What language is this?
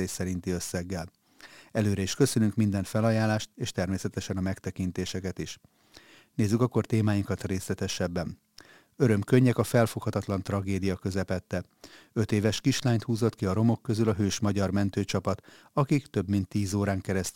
Hungarian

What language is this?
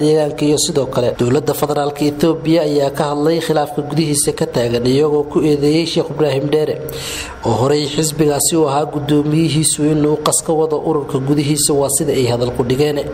Arabic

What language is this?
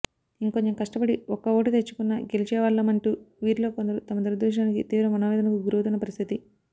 Telugu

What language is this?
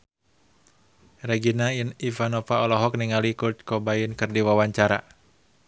Sundanese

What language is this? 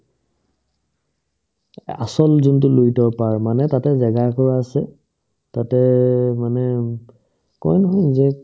Assamese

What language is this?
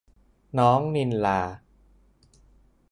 Thai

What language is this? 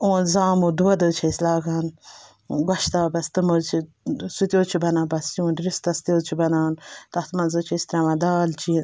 Kashmiri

